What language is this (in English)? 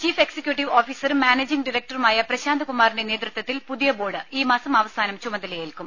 Malayalam